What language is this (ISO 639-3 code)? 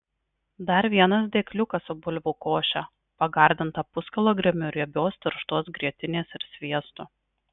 lit